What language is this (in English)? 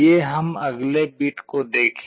Hindi